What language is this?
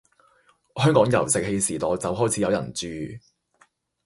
Cantonese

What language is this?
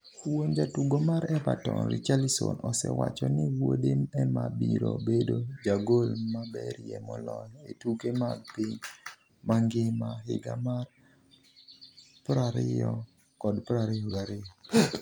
Luo (Kenya and Tanzania)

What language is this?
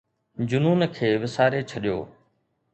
Sindhi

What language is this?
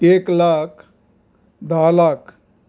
Konkani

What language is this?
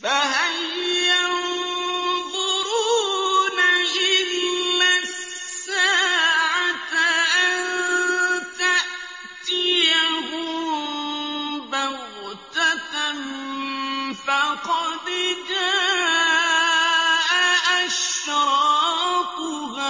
Arabic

